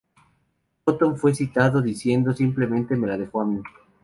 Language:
Spanish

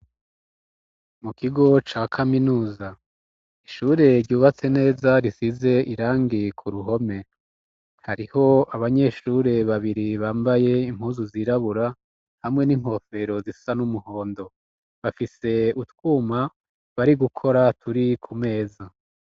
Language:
Rundi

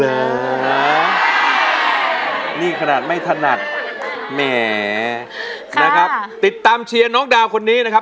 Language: Thai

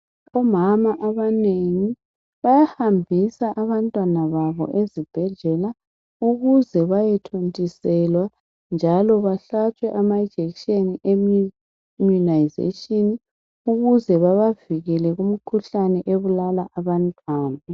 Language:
North Ndebele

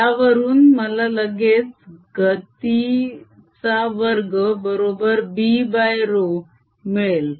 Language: Marathi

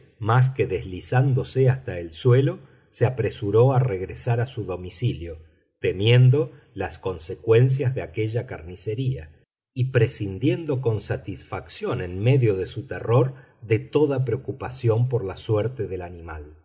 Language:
Spanish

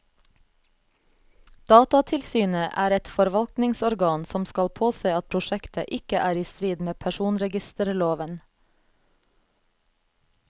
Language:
Norwegian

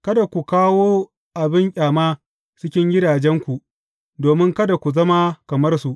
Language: Hausa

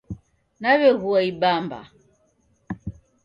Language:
Taita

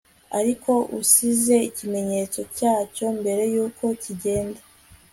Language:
Kinyarwanda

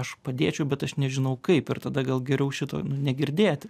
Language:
Lithuanian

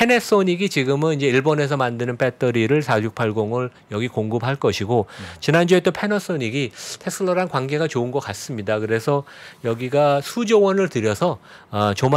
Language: Korean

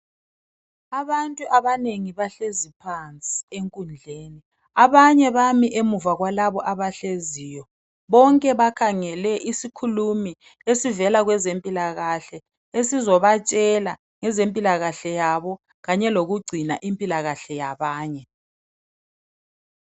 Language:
North Ndebele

